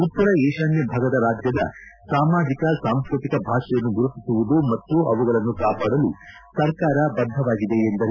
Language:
Kannada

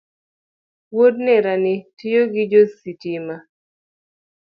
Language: Luo (Kenya and Tanzania)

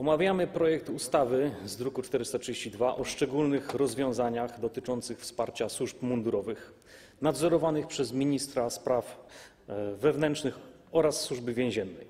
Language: Polish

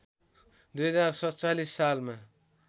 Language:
Nepali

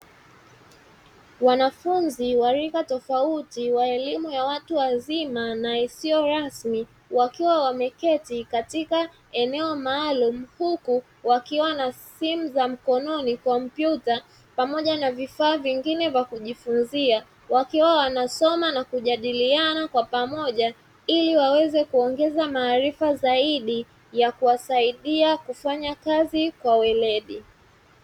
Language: Swahili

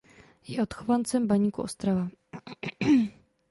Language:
Czech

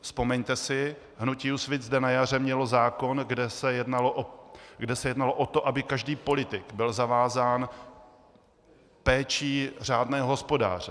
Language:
Czech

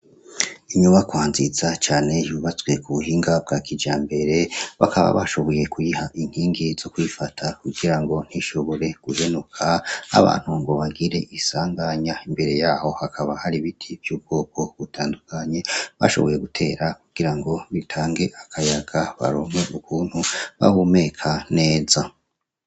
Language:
Rundi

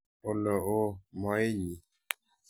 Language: Kalenjin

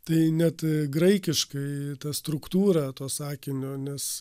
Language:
Lithuanian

